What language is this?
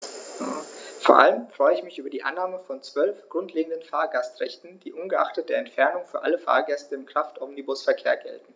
German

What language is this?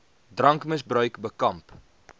Afrikaans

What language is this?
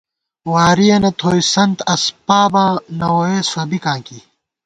Gawar-Bati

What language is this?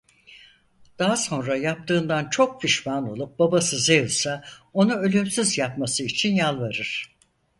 Turkish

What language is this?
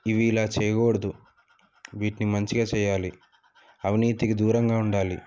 Telugu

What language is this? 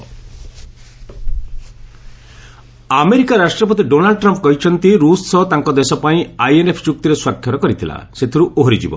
Odia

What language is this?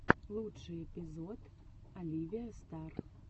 Russian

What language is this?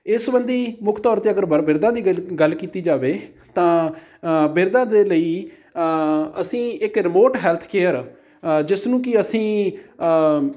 Punjabi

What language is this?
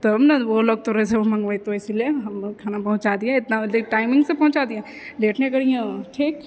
Maithili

